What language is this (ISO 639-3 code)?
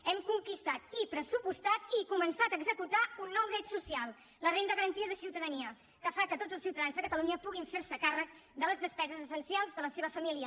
cat